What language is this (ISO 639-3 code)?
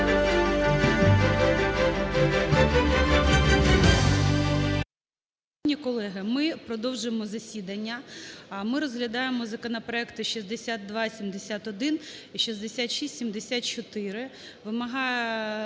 ukr